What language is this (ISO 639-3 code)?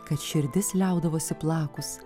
lit